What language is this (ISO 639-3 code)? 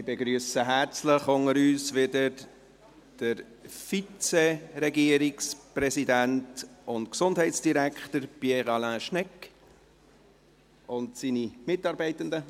gsw